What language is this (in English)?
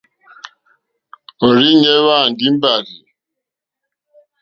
Mokpwe